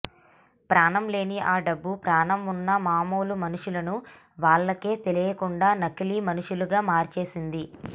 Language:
Telugu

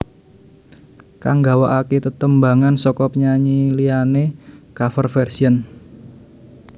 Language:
Javanese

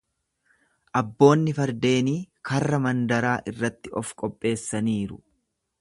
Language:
Oromo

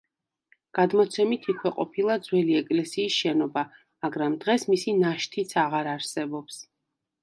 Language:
Georgian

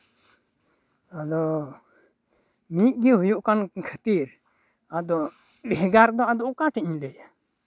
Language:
Santali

